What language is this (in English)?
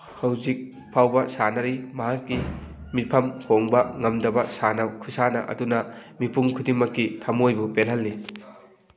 Manipuri